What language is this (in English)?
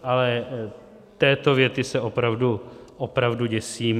Czech